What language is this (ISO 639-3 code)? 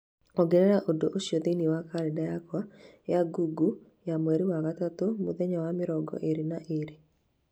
kik